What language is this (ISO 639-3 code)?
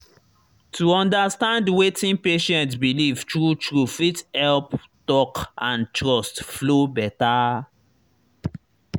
pcm